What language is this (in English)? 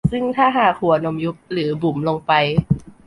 Thai